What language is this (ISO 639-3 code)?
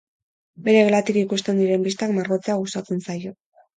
eus